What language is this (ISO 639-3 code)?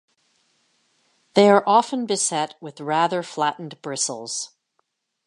eng